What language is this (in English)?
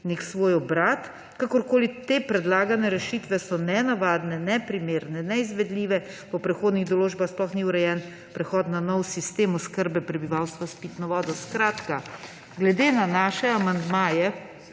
Slovenian